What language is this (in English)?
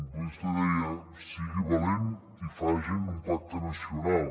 Catalan